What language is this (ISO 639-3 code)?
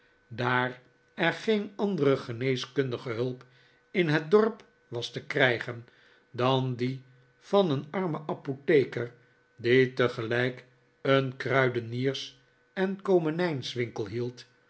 nld